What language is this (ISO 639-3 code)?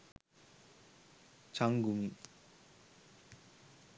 sin